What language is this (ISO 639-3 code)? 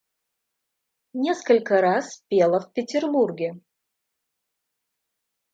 rus